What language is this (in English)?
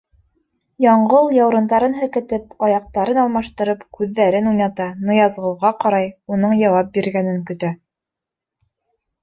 Bashkir